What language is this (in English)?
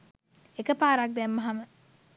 Sinhala